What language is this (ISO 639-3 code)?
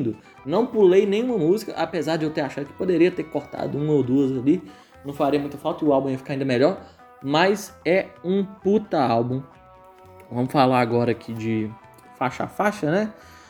por